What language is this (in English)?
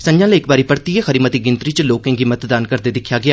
Dogri